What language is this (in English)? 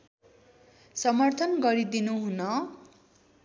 Nepali